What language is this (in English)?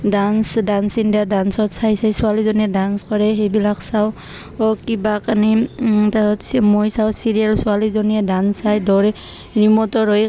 Assamese